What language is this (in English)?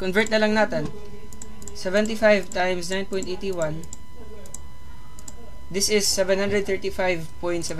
Filipino